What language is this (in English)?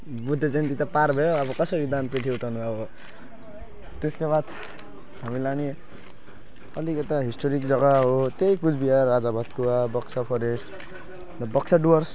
Nepali